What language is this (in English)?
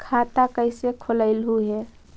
Magahi